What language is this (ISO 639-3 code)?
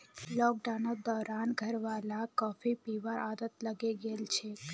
mag